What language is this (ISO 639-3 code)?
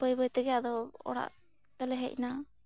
sat